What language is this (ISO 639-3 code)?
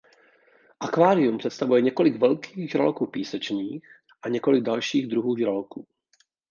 ces